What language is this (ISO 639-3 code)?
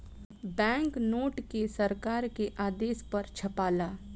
bho